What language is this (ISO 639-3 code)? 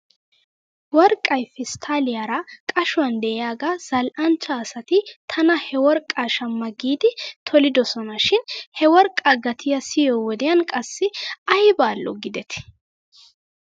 wal